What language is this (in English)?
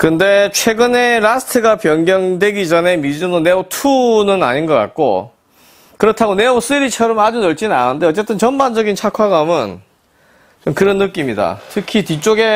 Korean